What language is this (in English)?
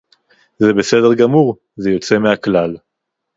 Hebrew